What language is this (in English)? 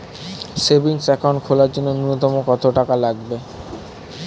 Bangla